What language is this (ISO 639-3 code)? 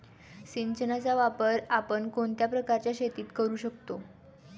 mar